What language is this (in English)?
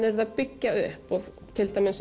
Icelandic